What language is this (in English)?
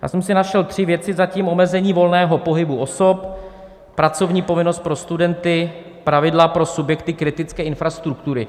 Czech